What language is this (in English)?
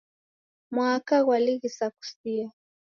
Taita